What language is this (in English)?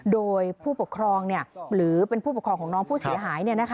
Thai